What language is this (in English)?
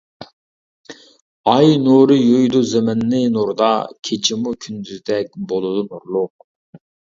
Uyghur